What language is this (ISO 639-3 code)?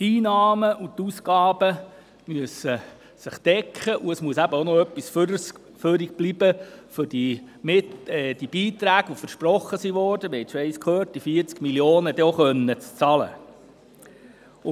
gsw